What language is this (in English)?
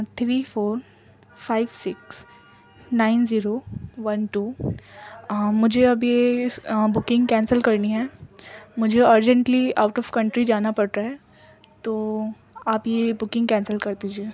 Urdu